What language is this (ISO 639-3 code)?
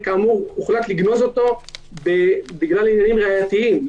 heb